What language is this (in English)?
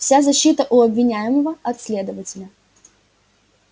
Russian